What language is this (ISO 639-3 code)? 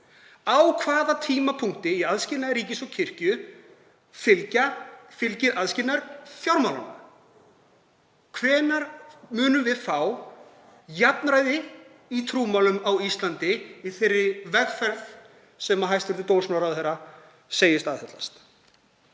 isl